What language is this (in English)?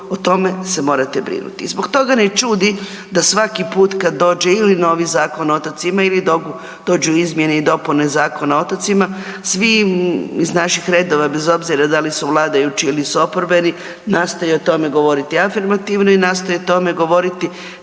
Croatian